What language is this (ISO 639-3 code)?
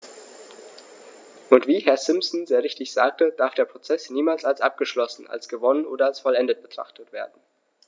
deu